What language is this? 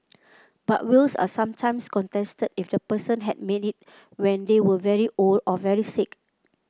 English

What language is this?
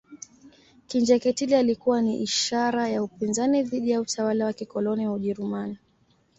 Swahili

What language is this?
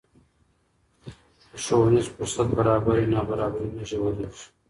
Pashto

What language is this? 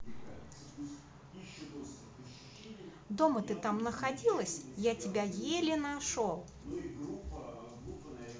Russian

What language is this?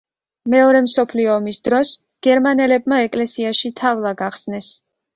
Georgian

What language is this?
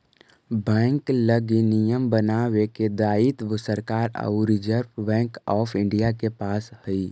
Magahi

